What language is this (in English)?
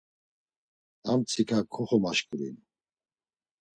Laz